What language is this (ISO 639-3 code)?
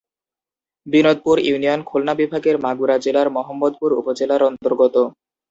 ben